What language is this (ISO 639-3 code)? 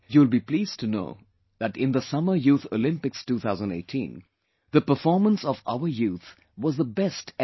eng